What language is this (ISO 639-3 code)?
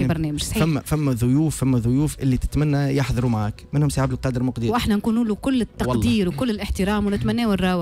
ara